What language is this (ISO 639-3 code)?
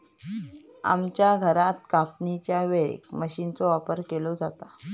mar